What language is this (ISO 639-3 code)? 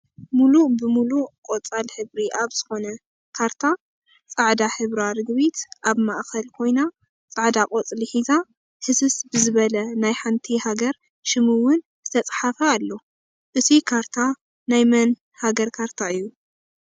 tir